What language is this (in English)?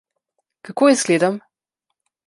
Slovenian